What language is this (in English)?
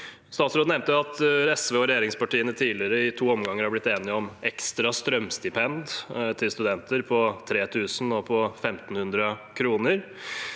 Norwegian